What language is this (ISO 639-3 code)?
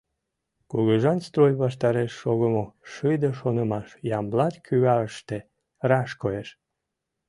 chm